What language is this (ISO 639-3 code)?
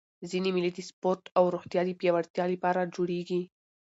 pus